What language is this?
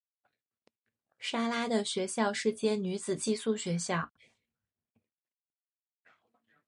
Chinese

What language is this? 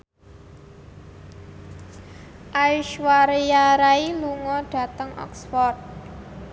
Javanese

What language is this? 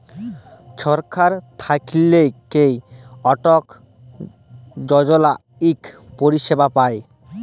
Bangla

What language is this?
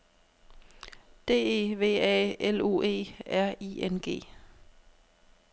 Danish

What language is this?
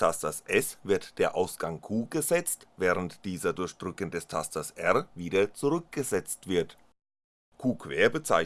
German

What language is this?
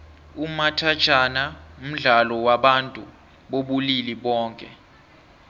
South Ndebele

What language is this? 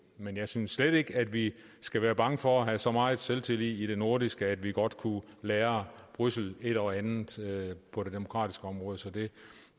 Danish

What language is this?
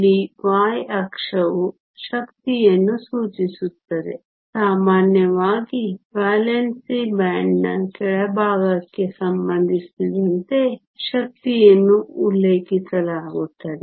Kannada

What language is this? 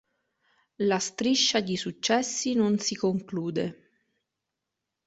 Italian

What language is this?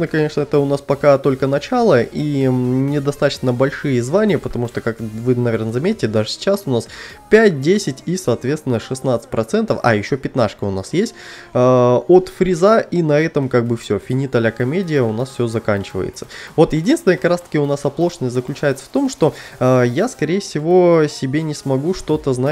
Russian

